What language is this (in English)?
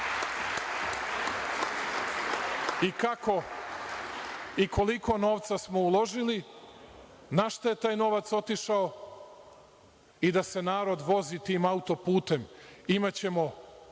Serbian